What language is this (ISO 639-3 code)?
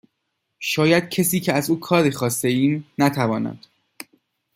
fas